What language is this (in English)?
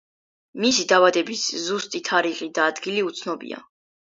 Georgian